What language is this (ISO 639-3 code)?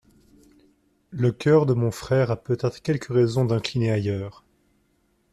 fra